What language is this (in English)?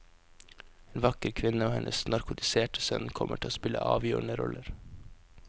Norwegian